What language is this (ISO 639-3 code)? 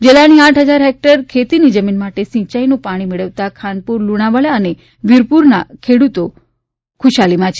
guj